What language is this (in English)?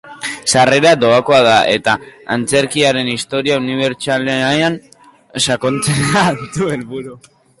Basque